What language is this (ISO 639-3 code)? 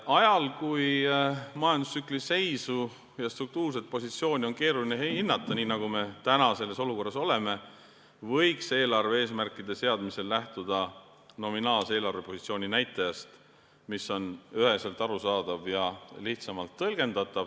est